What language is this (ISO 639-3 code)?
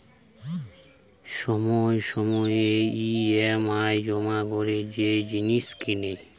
ben